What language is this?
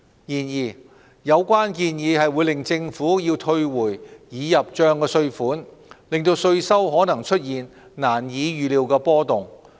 Cantonese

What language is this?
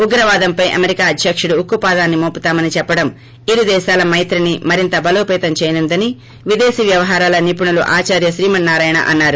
Telugu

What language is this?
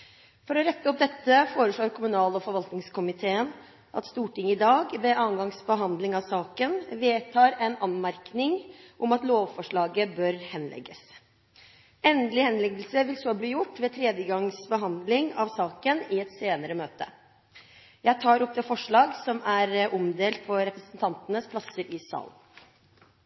Norwegian Bokmål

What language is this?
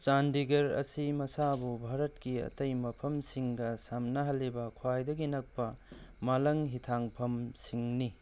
Manipuri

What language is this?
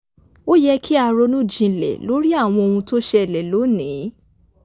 Yoruba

